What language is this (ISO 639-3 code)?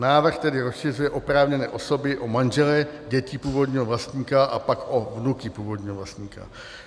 ces